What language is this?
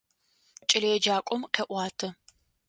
Adyghe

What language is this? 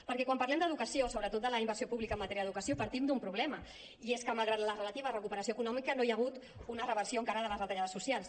Catalan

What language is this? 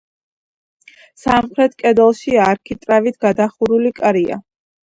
Georgian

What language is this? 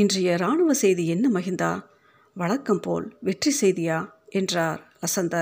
Tamil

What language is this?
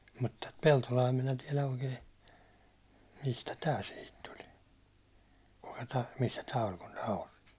Finnish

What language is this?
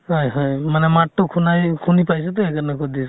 Assamese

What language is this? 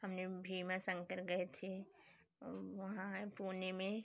Hindi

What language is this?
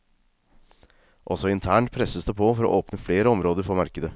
Norwegian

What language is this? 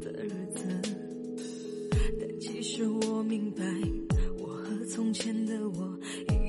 Chinese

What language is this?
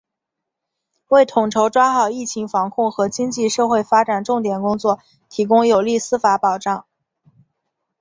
Chinese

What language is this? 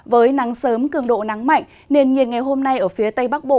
Vietnamese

